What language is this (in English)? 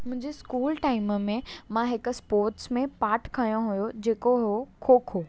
Sindhi